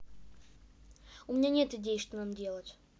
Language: Russian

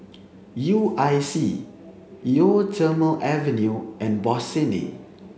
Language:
English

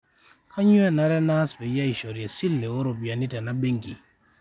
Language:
Masai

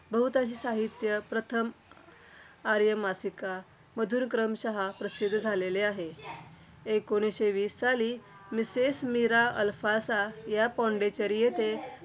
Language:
Marathi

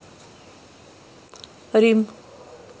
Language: Russian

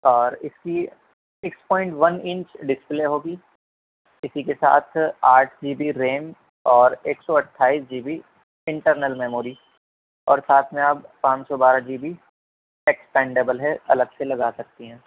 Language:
Urdu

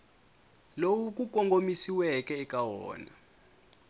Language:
Tsonga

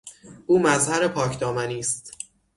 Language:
Persian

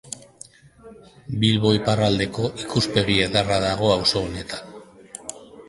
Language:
Basque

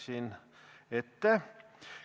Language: Estonian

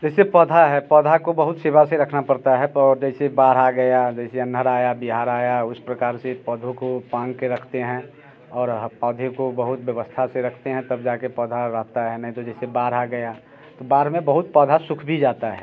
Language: Hindi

